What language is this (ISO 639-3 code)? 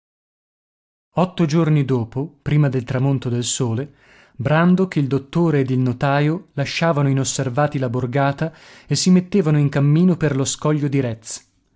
ita